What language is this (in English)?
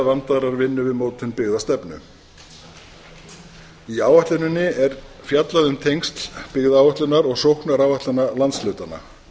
Icelandic